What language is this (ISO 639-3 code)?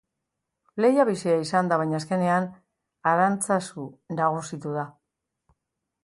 eus